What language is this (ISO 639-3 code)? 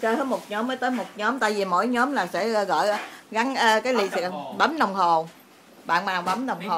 vie